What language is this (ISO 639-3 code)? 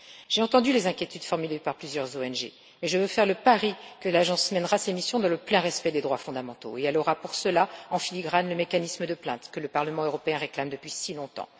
fra